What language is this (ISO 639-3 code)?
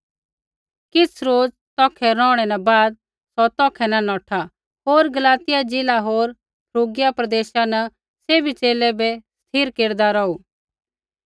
kfx